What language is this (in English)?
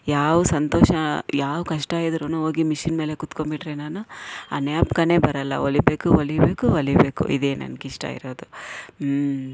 Kannada